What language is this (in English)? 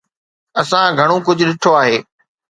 Sindhi